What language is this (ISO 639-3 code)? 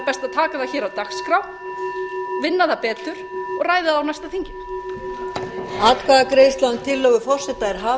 isl